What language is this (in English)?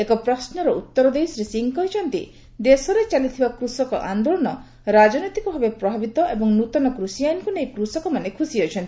Odia